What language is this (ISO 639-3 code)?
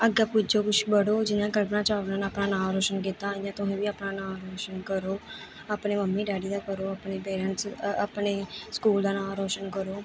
doi